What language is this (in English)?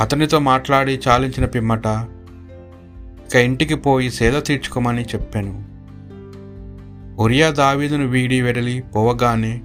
Telugu